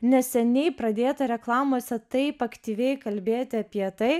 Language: Lithuanian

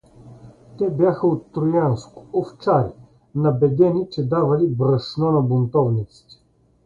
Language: Bulgarian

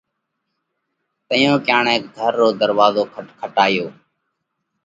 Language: Parkari Koli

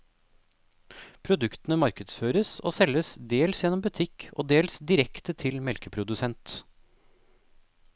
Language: Norwegian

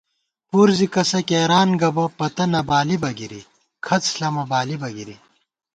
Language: Gawar-Bati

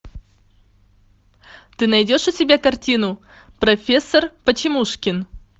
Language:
Russian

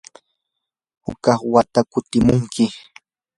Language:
Yanahuanca Pasco Quechua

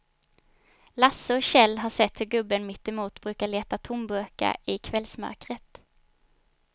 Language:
Swedish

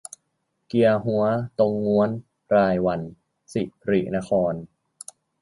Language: Thai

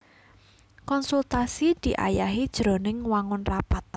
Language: Javanese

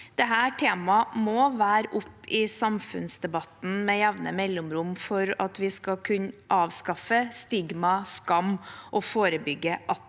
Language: Norwegian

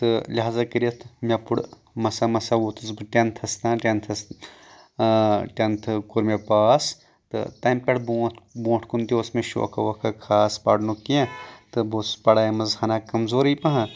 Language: Kashmiri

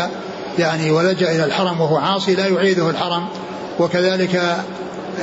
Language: Arabic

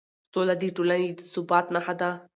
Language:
Pashto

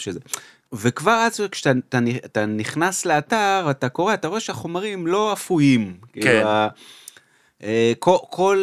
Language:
Hebrew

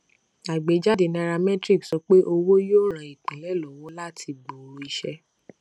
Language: Yoruba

